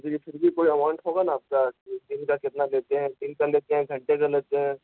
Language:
Urdu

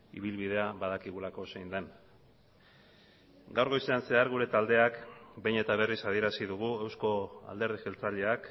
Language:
Basque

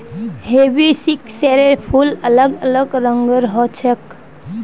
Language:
Magahi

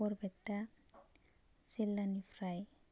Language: Bodo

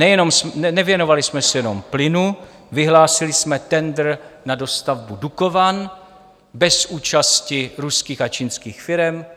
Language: Czech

